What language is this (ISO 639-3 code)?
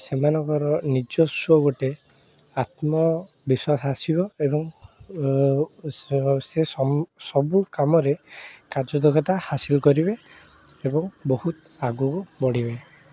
ori